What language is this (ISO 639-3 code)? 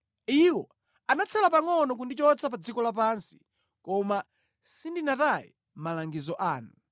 nya